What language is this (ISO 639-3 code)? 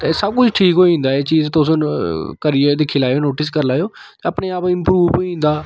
doi